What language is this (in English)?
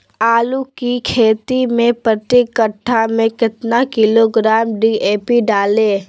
Magahi